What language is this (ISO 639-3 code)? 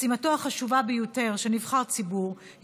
heb